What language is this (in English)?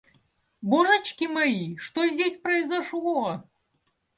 Russian